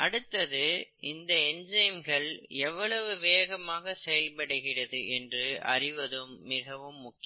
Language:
Tamil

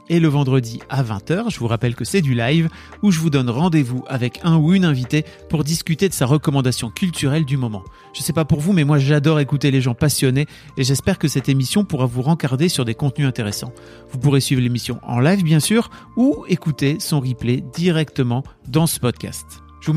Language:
French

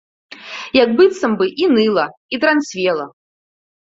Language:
Belarusian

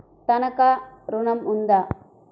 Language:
Telugu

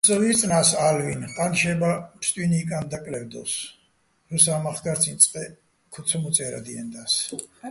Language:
Bats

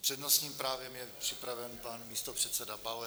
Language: Czech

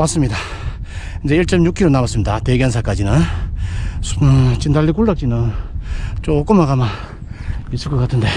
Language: Korean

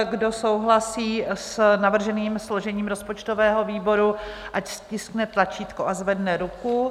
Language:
Czech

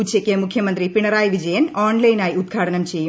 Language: Malayalam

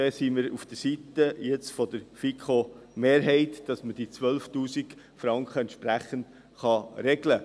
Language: Swiss German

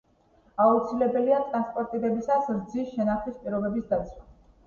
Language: Georgian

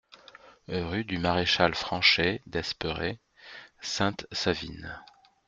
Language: French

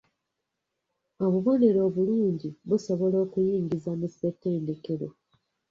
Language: Ganda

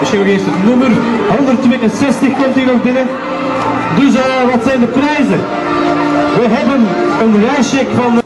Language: Dutch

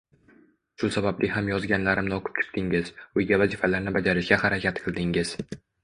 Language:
Uzbek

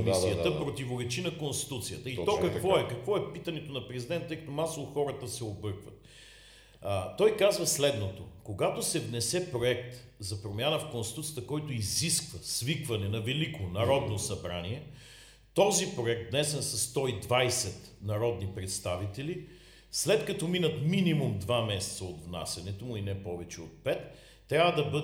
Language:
Bulgarian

